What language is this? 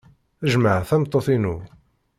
Kabyle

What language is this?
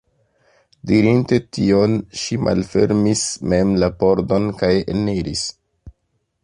Esperanto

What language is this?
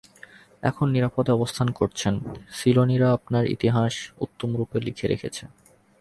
Bangla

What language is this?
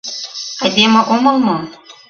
Mari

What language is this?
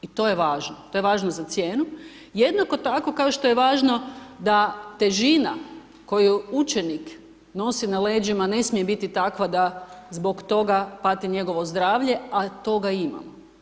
Croatian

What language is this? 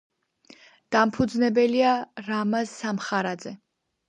Georgian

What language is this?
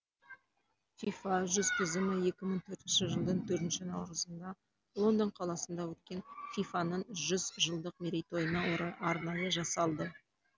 Kazakh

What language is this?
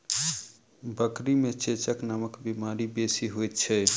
Maithili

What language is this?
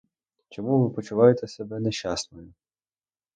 Ukrainian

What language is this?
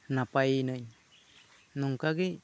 Santali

